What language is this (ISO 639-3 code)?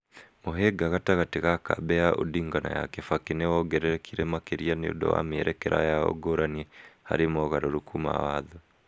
kik